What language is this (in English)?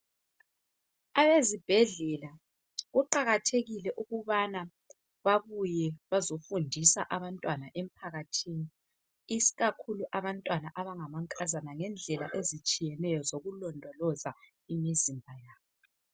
North Ndebele